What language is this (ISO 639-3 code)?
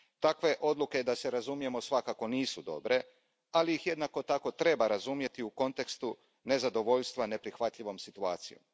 hrv